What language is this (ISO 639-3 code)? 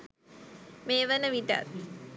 sin